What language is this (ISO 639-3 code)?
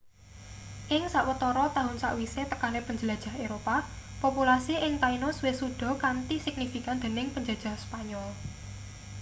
jav